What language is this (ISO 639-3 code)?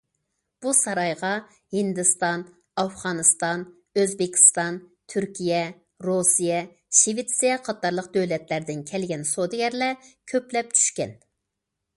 uig